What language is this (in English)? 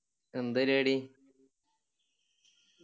Malayalam